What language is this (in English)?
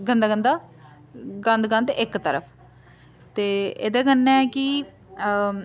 Dogri